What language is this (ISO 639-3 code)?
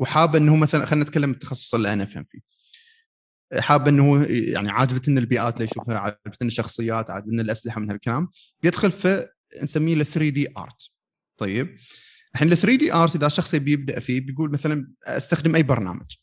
ara